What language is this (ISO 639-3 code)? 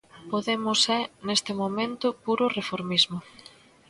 glg